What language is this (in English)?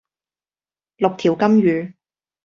Cantonese